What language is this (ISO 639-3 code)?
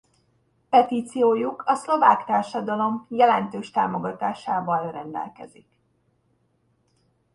hun